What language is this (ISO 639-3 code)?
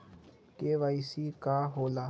mag